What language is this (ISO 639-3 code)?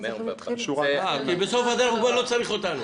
heb